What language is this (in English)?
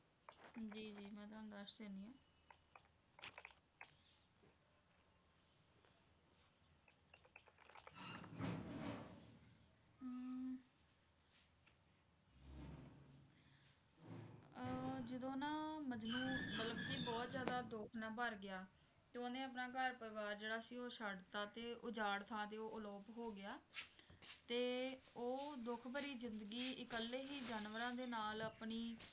Punjabi